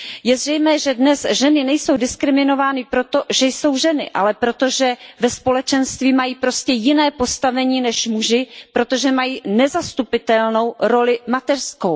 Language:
Czech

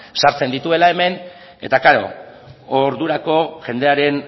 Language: Basque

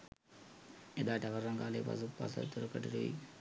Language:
Sinhala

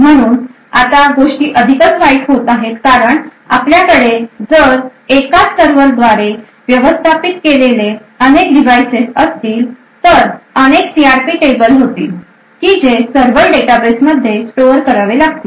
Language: Marathi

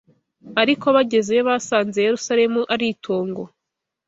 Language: Kinyarwanda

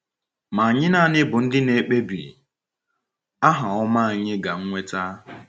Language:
Igbo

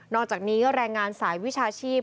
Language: Thai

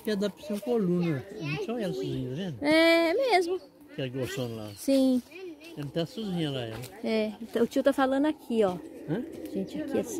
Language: Portuguese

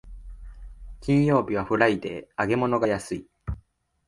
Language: Japanese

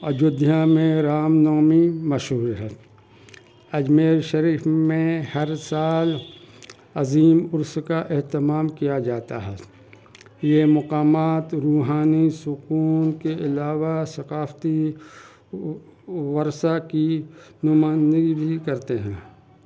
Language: Urdu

